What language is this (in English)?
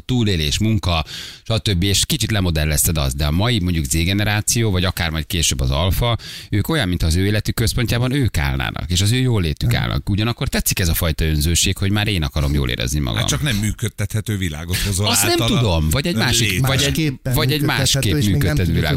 Hungarian